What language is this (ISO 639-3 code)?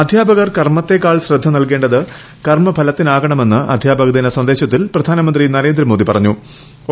mal